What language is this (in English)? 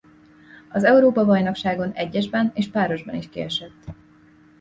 Hungarian